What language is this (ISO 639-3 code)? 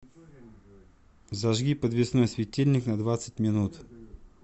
rus